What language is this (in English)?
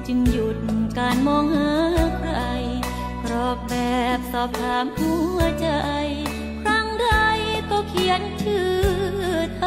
Thai